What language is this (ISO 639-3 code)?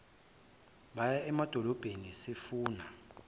zul